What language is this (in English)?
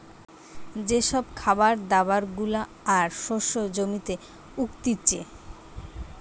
Bangla